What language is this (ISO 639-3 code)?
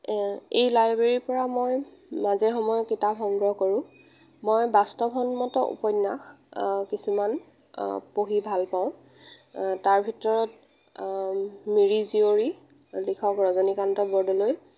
asm